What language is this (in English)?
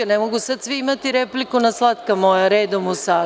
Serbian